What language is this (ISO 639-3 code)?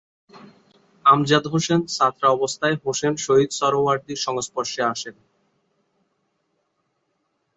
ben